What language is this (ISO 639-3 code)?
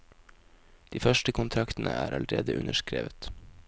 nor